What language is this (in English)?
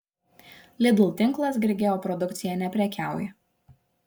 Lithuanian